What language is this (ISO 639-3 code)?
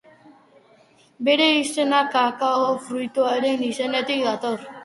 eus